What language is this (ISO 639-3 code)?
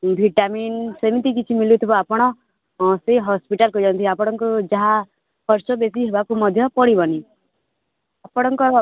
ori